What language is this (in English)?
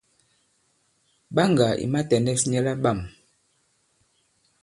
Bankon